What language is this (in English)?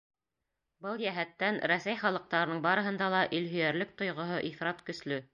Bashkir